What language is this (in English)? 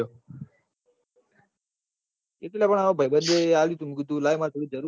Gujarati